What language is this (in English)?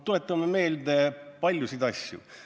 Estonian